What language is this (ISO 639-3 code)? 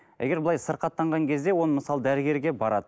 kaz